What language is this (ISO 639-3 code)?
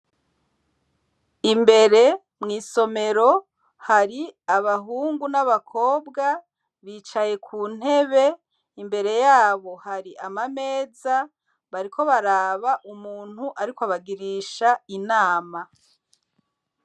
run